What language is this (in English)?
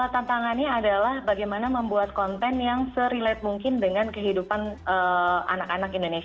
Indonesian